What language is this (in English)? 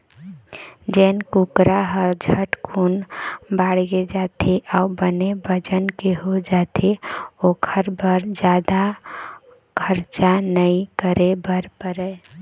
Chhattisgarhi